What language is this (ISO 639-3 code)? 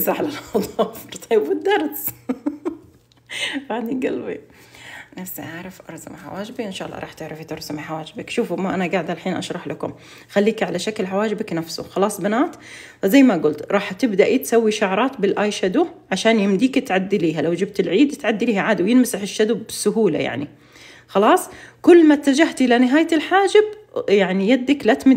ara